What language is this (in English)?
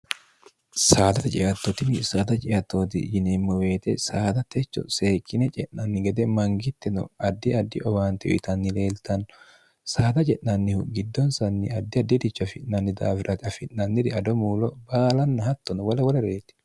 Sidamo